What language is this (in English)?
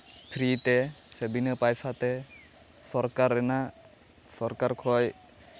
Santali